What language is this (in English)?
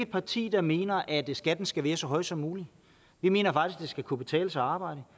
Danish